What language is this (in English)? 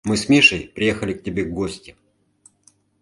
Mari